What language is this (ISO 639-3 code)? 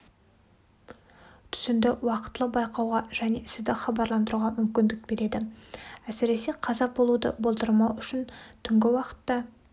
kaz